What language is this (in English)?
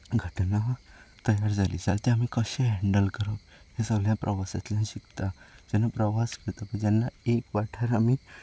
Konkani